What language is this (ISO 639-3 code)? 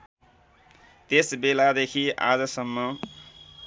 nep